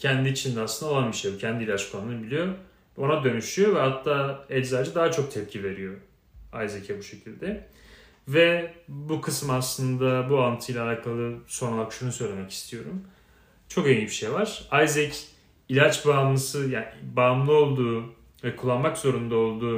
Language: Turkish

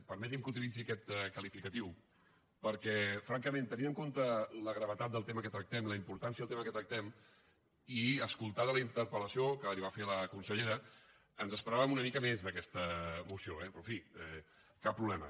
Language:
Catalan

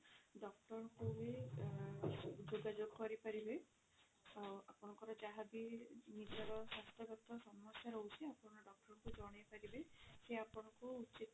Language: Odia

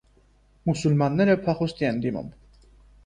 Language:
Armenian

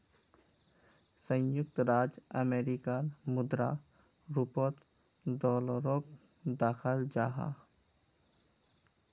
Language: Magahi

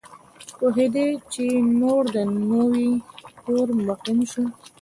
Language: Pashto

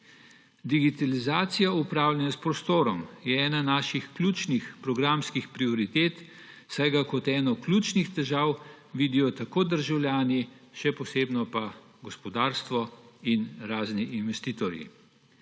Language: Slovenian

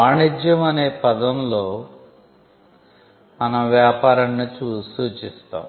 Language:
Telugu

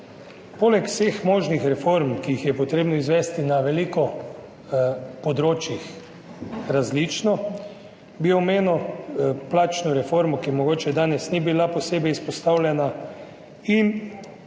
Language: Slovenian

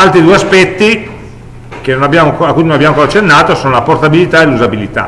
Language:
Italian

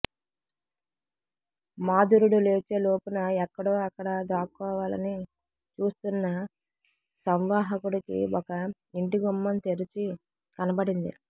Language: Telugu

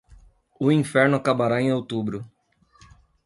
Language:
Portuguese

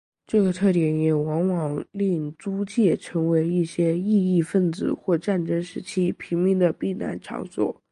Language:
Chinese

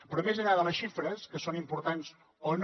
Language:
Catalan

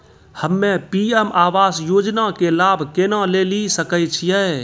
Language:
Maithili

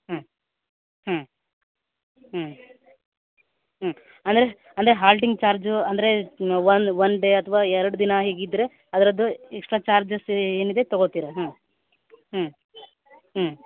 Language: Kannada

